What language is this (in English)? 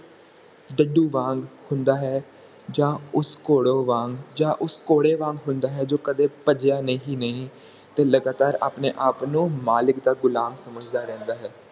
Punjabi